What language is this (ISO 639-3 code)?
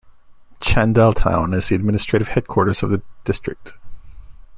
eng